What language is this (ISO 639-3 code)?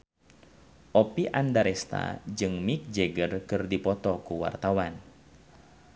sun